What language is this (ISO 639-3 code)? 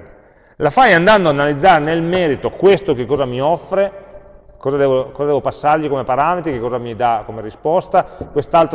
ita